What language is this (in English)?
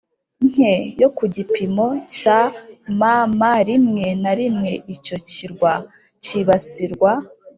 Kinyarwanda